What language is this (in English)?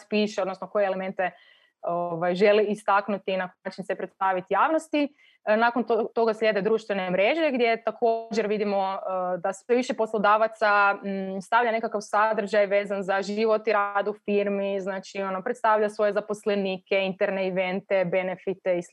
Croatian